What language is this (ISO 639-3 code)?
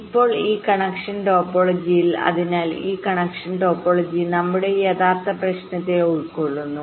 mal